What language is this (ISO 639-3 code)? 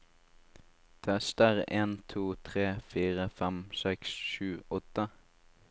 nor